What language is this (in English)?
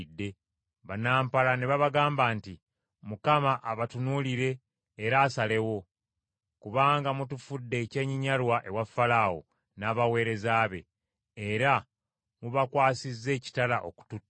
Ganda